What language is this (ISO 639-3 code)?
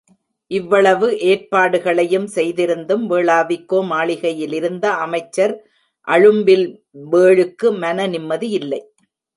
tam